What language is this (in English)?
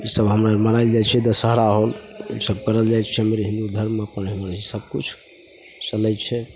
Maithili